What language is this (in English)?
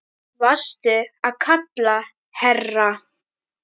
Icelandic